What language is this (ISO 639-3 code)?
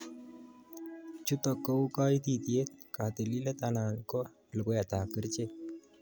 kln